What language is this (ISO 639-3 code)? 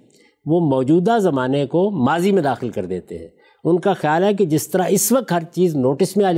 urd